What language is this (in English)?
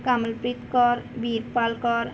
Punjabi